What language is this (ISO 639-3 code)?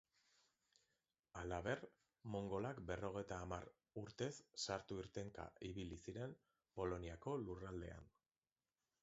eus